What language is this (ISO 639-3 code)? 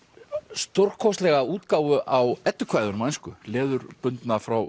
isl